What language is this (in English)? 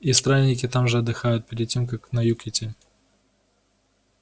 Russian